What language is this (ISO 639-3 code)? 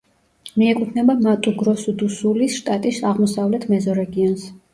kat